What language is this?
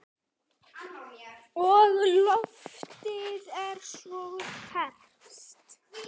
Icelandic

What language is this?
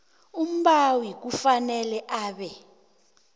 South Ndebele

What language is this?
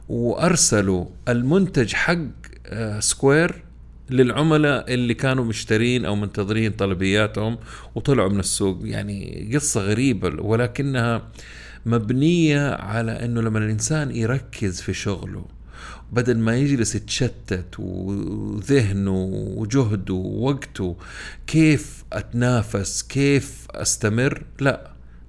Arabic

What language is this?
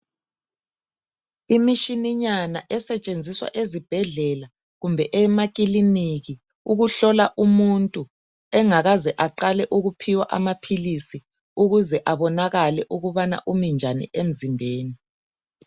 North Ndebele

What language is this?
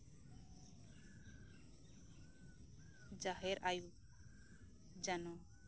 Santali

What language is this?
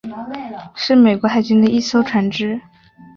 Chinese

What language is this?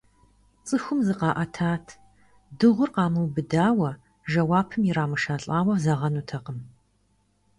Kabardian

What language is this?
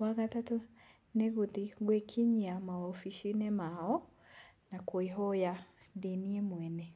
Kikuyu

